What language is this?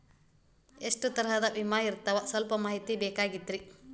Kannada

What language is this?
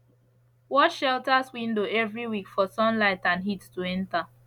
Nigerian Pidgin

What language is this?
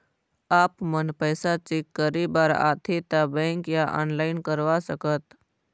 Chhattisgarhi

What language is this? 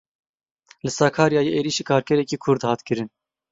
Kurdish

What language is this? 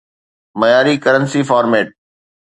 Sindhi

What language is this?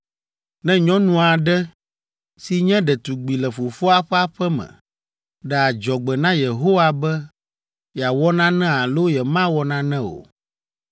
Ewe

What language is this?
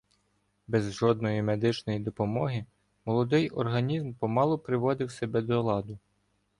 Ukrainian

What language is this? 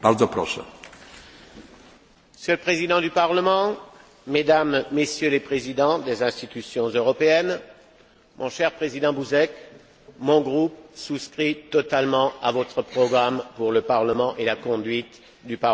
French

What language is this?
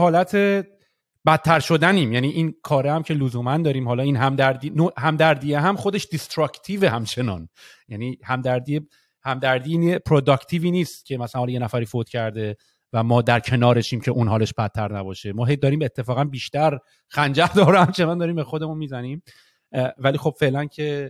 Persian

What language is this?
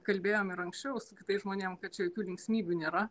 Lithuanian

